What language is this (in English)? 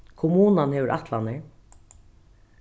Faroese